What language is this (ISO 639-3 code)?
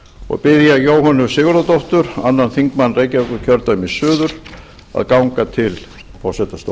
isl